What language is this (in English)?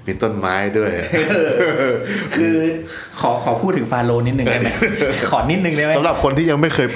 Thai